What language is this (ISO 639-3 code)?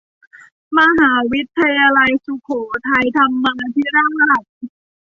tha